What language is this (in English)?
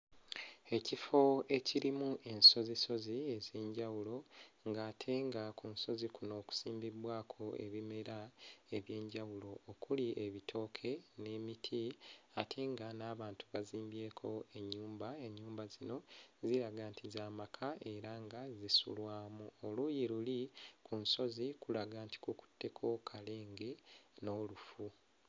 Ganda